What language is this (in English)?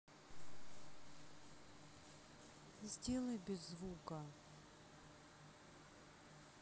Russian